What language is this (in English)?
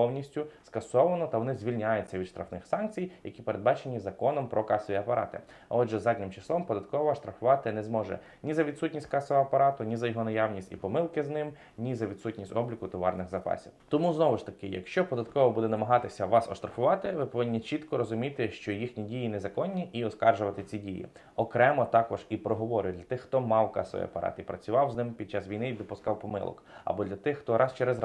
Ukrainian